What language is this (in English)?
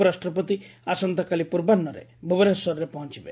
Odia